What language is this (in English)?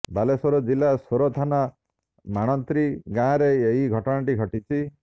Odia